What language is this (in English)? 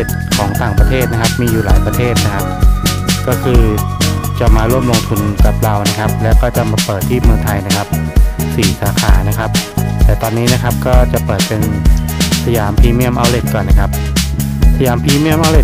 Thai